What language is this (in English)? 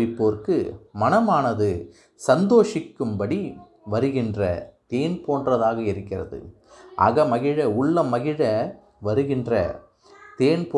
Tamil